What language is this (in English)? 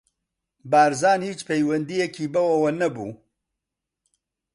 Central Kurdish